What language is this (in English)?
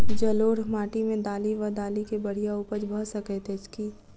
Maithili